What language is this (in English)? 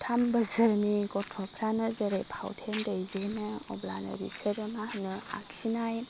Bodo